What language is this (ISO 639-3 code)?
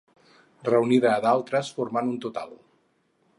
cat